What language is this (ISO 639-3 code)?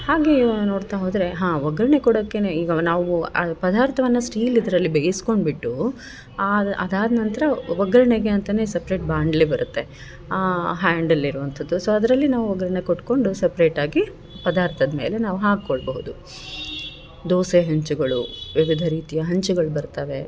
kan